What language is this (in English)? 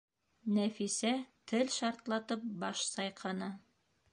Bashkir